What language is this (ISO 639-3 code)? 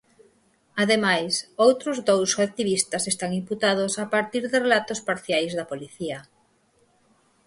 glg